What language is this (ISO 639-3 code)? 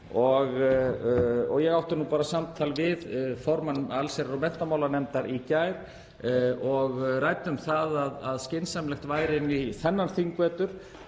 isl